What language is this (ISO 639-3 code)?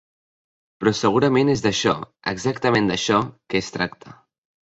cat